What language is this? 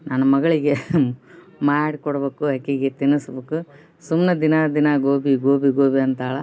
Kannada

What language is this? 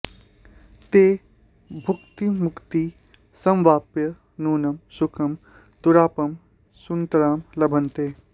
Sanskrit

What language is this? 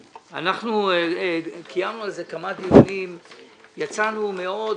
Hebrew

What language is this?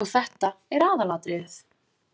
Icelandic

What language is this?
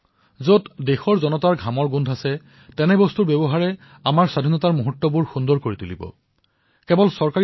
Assamese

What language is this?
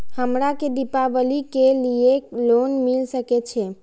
Maithili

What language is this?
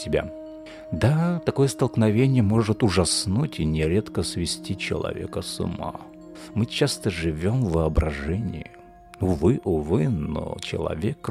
Russian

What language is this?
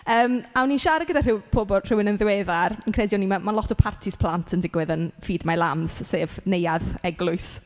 Welsh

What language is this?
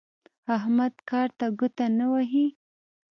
Pashto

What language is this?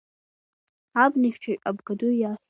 Abkhazian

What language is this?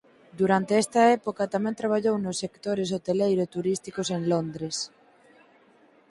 Galician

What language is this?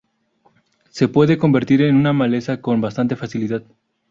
Spanish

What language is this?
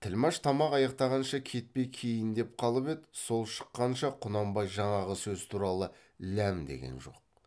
Kazakh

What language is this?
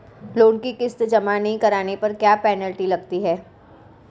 Hindi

